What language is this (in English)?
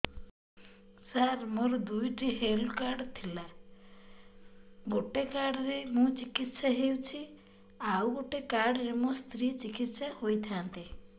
Odia